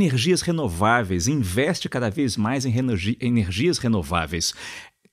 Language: Portuguese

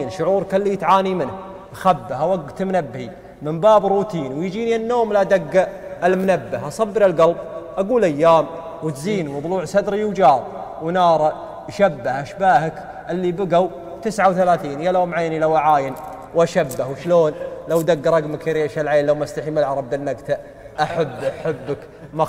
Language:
Arabic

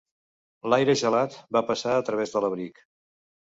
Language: Catalan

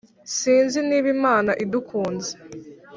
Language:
Kinyarwanda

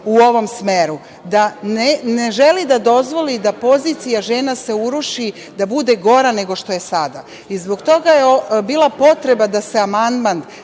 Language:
Serbian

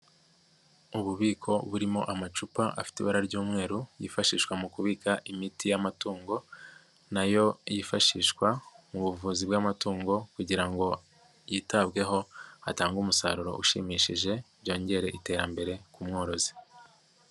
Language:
Kinyarwanda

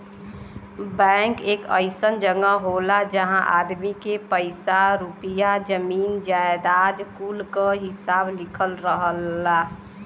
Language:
Bhojpuri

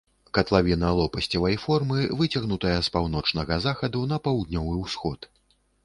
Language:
Belarusian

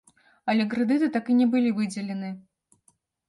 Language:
Belarusian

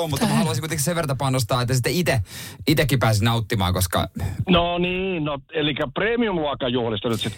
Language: Finnish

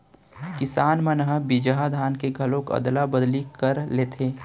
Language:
Chhattisgarhi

